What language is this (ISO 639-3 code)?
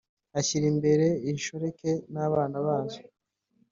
kin